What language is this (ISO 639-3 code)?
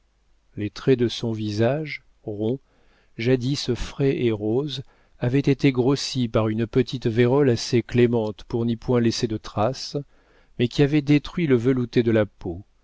fra